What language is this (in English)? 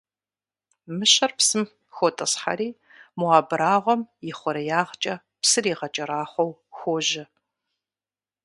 Kabardian